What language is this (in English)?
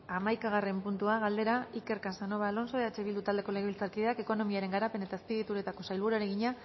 Basque